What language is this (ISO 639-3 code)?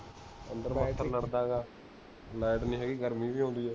pan